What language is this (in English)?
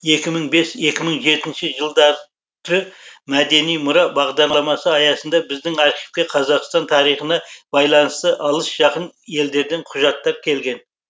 Kazakh